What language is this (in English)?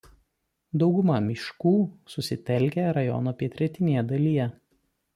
Lithuanian